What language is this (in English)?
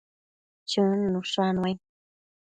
Matsés